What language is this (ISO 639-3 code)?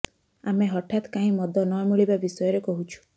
ori